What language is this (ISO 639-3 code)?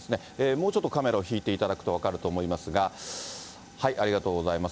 jpn